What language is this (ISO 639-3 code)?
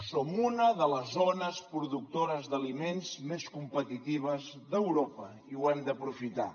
cat